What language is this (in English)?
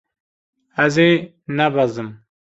Kurdish